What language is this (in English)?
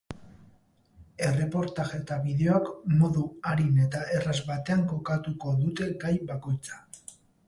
Basque